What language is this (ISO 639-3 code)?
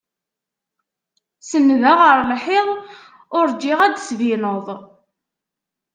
kab